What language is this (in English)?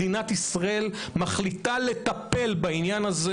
Hebrew